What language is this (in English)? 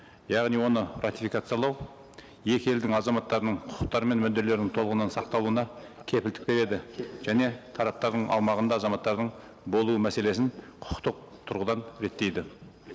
Kazakh